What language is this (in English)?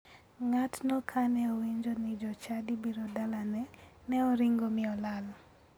Luo (Kenya and Tanzania)